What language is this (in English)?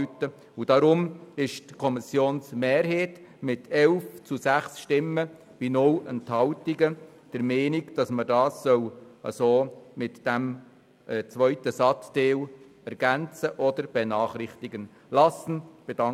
Swiss German